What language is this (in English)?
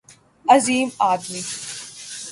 Urdu